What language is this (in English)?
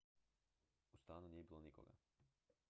Croatian